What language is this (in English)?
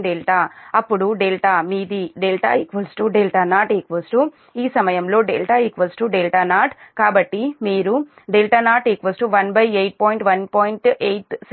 Telugu